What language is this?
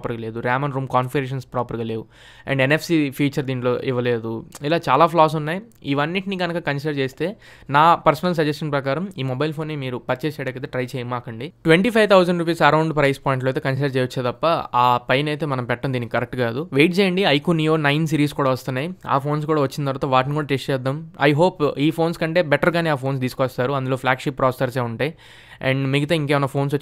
Telugu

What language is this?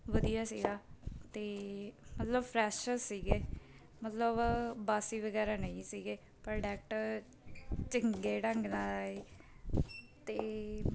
Punjabi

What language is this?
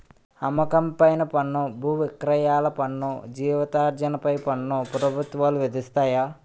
Telugu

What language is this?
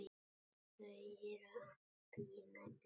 Icelandic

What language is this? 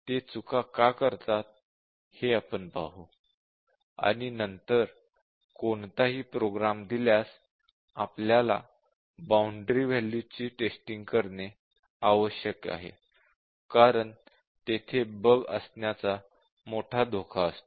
Marathi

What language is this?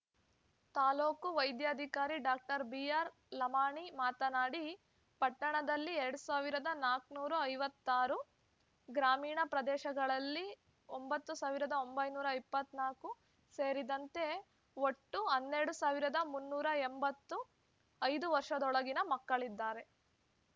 Kannada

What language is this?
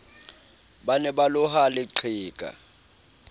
Southern Sotho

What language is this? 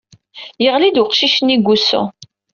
Kabyle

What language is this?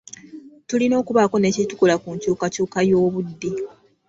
Ganda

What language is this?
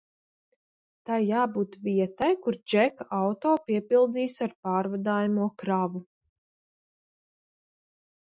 Latvian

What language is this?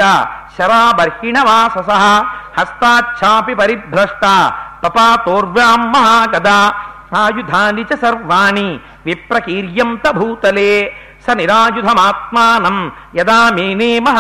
Telugu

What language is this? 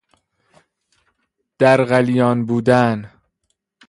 Persian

